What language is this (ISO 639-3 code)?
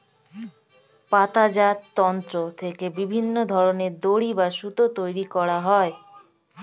ben